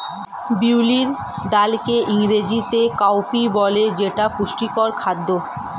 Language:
Bangla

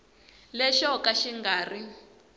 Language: Tsonga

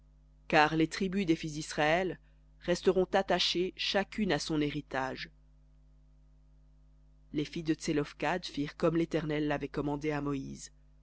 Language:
French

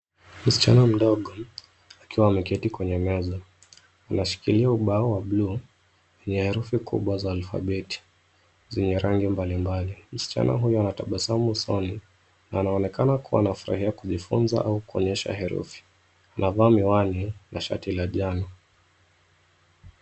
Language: Swahili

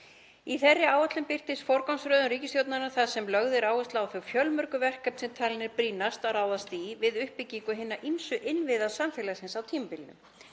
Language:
Icelandic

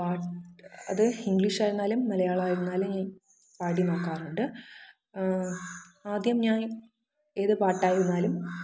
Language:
Malayalam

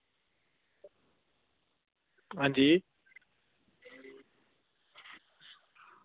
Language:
Dogri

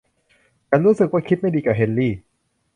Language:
Thai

